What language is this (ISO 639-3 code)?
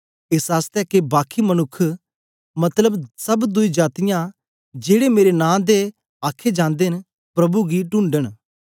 doi